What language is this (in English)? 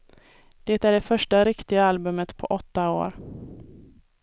Swedish